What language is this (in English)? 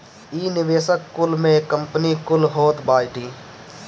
Bhojpuri